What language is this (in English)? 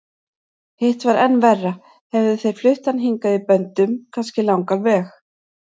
Icelandic